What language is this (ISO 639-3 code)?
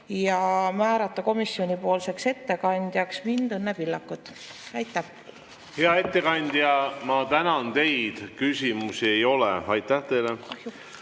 est